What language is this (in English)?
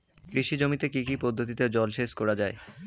Bangla